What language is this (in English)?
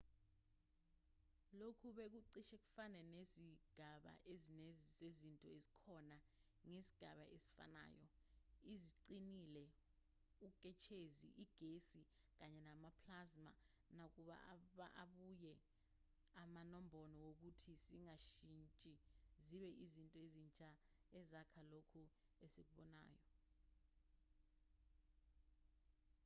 Zulu